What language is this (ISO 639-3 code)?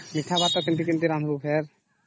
ori